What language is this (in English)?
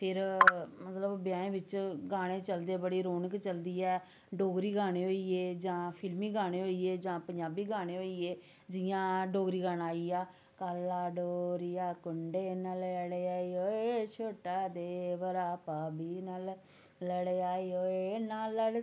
Dogri